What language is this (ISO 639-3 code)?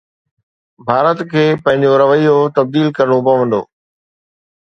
snd